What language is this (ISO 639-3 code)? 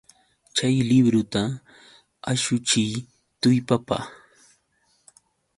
qux